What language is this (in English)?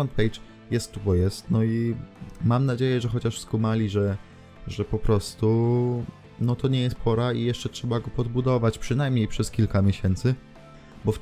Polish